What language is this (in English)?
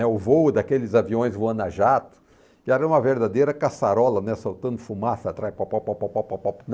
Portuguese